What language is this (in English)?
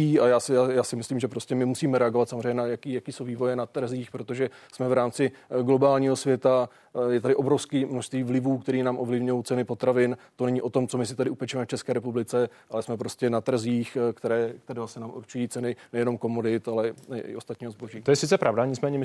Czech